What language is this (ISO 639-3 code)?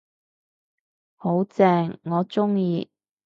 yue